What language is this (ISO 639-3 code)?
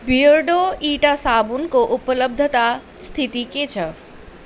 nep